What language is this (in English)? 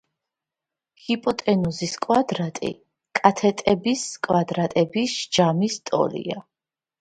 Georgian